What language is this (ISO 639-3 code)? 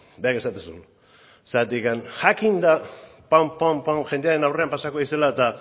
eus